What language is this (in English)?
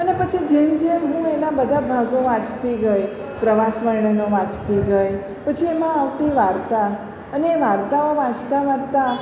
Gujarati